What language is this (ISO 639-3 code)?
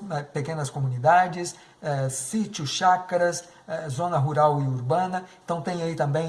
por